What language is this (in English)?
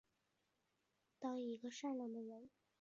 Chinese